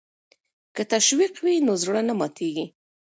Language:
Pashto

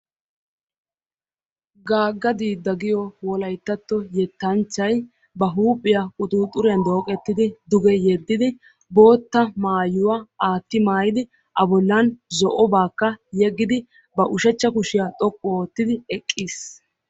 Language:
Wolaytta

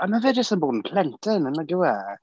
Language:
Welsh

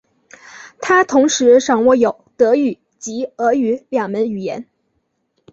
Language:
Chinese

